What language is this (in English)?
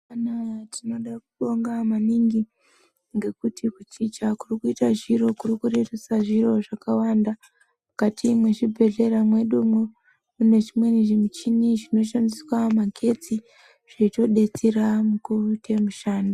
Ndau